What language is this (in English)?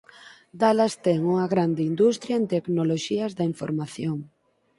Galician